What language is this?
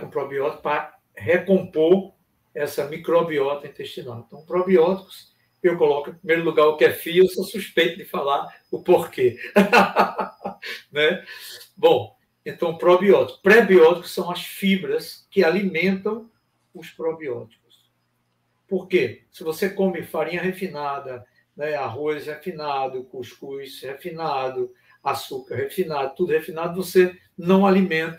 Portuguese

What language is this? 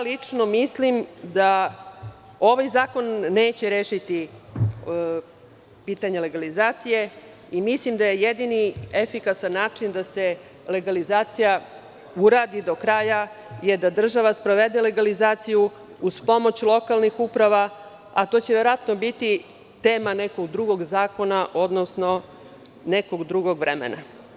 Serbian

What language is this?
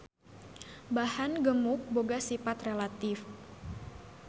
Sundanese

